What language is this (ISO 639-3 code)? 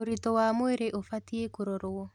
kik